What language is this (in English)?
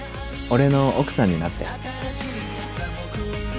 Japanese